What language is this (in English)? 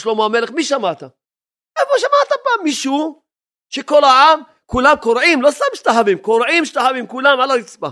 Hebrew